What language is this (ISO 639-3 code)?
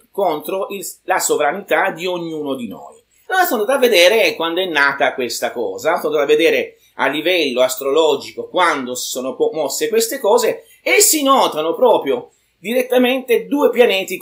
ita